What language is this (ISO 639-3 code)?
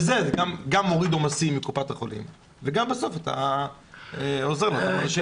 heb